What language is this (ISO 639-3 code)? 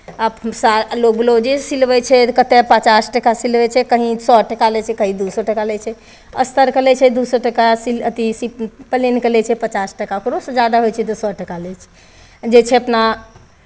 mai